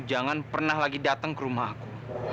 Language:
Indonesian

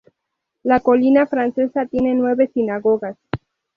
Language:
Spanish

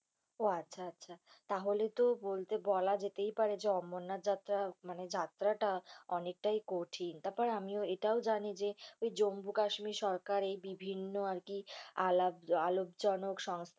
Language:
Bangla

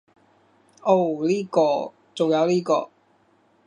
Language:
Cantonese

